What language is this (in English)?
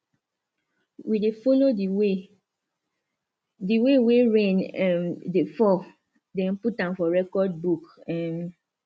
Nigerian Pidgin